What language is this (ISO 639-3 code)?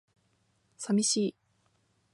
jpn